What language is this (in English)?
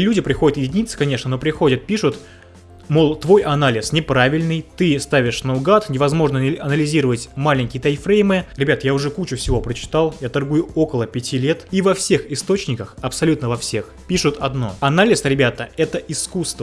Russian